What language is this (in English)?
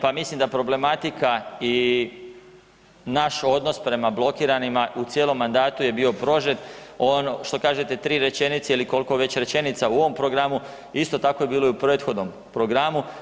Croatian